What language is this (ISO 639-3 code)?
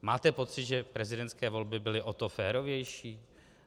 ces